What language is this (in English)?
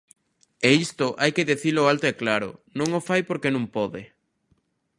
Galician